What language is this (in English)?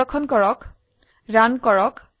Assamese